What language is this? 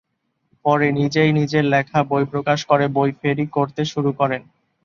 Bangla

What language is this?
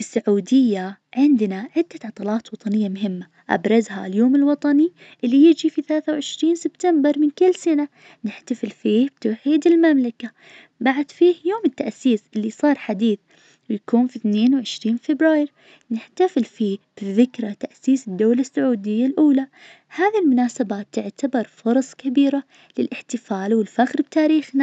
Najdi Arabic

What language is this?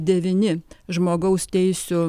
Lithuanian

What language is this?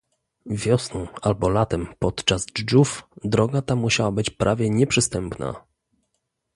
Polish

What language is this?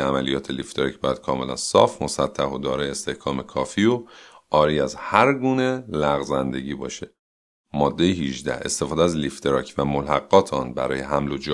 Persian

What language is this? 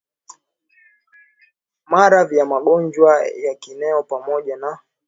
Swahili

